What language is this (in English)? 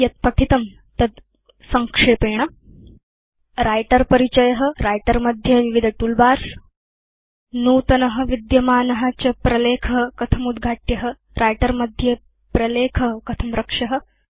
Sanskrit